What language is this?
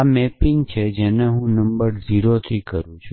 Gujarati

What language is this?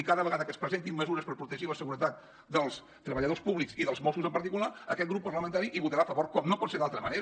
Catalan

